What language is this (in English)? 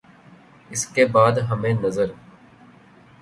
Urdu